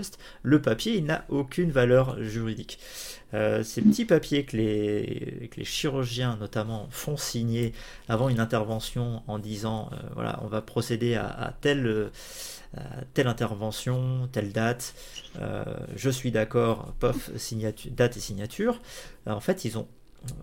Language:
French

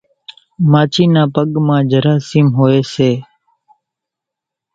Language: Kachi Koli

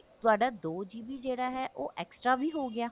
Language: Punjabi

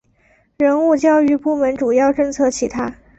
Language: Chinese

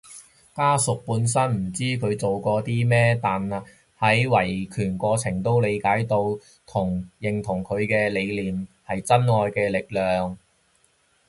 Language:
Cantonese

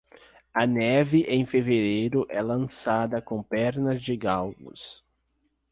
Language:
Portuguese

